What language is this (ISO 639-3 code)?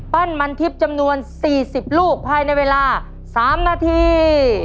tha